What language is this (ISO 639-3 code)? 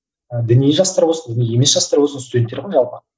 kaz